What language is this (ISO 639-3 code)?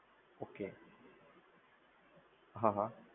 guj